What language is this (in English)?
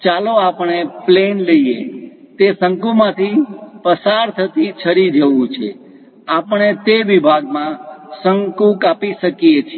Gujarati